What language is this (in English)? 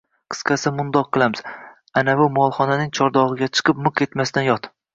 Uzbek